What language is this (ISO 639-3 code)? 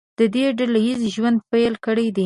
pus